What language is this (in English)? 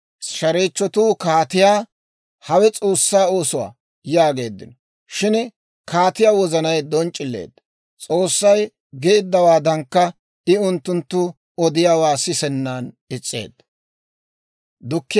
Dawro